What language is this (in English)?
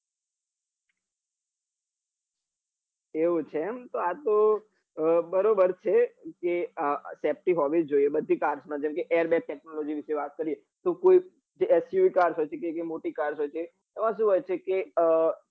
Gujarati